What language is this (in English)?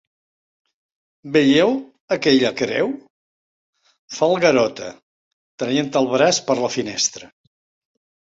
Catalan